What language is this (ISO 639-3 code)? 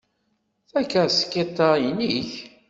kab